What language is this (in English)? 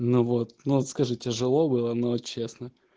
Russian